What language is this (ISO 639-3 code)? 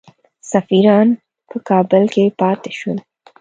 pus